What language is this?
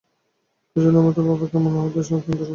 Bangla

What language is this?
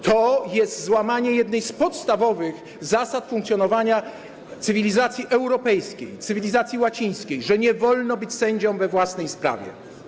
Polish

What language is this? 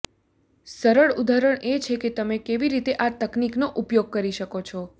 Gujarati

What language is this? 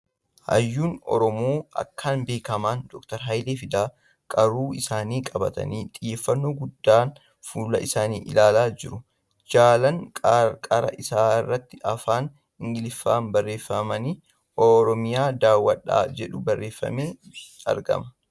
Oromo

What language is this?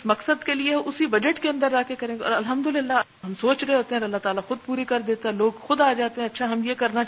Urdu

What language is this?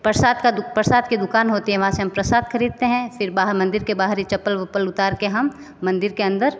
Hindi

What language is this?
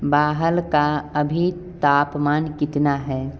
Hindi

